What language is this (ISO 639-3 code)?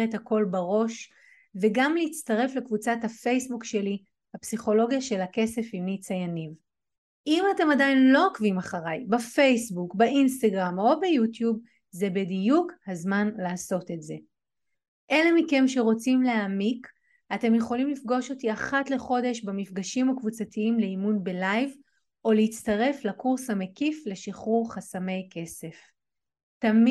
heb